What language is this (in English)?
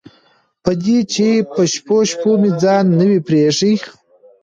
Pashto